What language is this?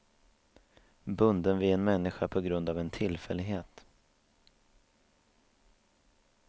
Swedish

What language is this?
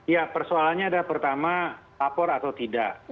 Indonesian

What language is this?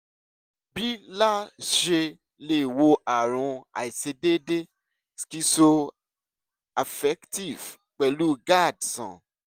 Yoruba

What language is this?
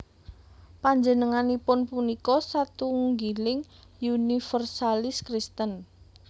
Javanese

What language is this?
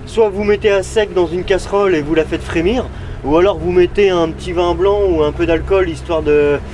French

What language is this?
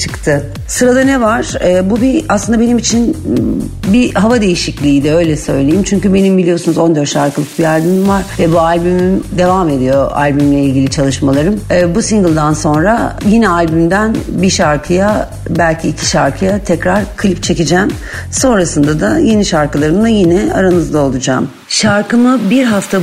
Turkish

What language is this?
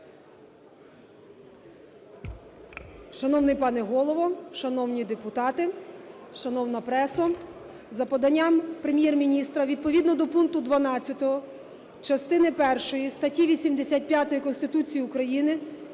Ukrainian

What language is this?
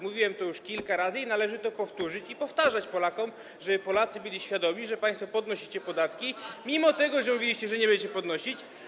Polish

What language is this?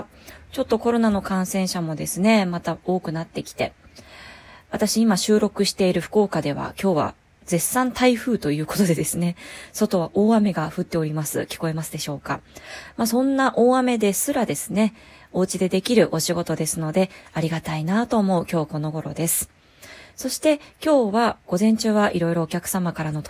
Japanese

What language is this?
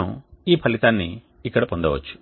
Telugu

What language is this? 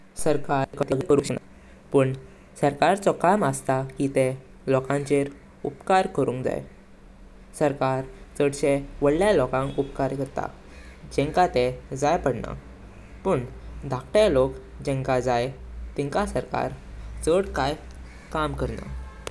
Konkani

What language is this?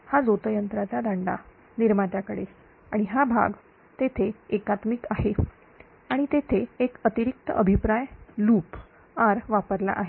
Marathi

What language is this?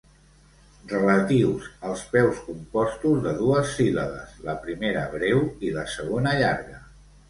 Catalan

